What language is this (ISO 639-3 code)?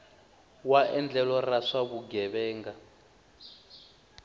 tso